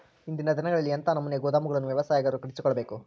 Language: Kannada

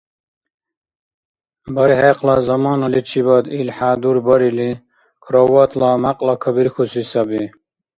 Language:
Dargwa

